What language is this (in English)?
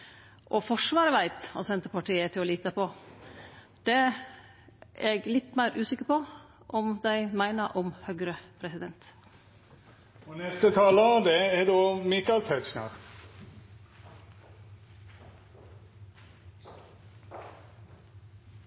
Norwegian Nynorsk